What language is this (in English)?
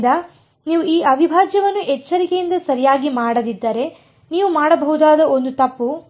Kannada